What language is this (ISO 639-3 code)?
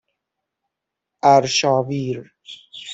fas